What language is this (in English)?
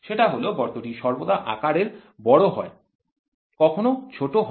Bangla